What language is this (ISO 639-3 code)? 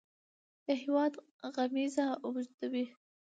pus